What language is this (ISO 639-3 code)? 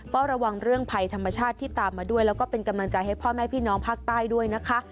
tha